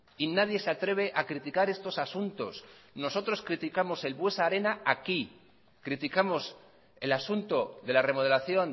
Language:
Spanish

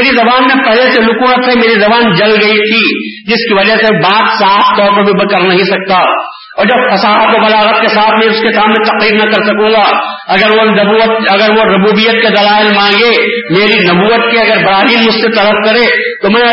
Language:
Urdu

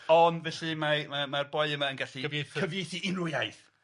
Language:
Welsh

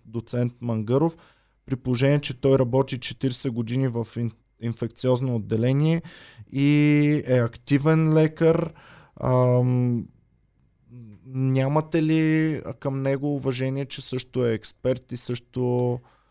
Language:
Bulgarian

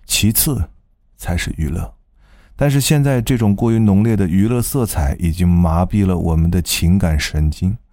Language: Chinese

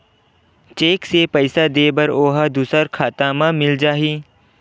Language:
Chhattisgarhi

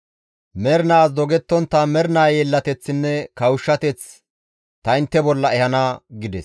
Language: Gamo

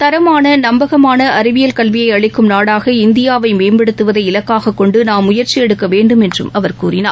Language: Tamil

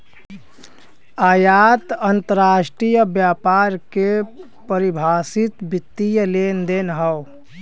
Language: Bhojpuri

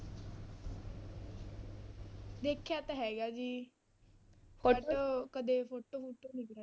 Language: Punjabi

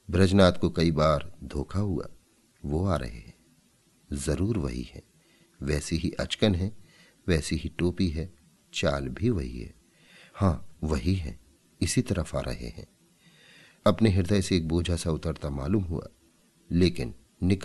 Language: Hindi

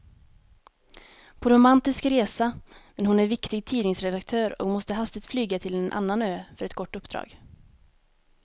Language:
Swedish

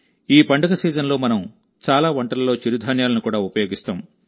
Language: Telugu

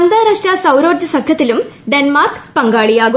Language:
Malayalam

